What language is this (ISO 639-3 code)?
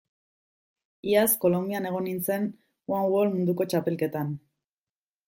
eus